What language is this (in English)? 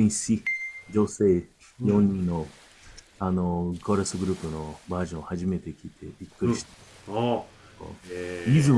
Japanese